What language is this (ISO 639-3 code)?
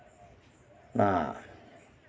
sat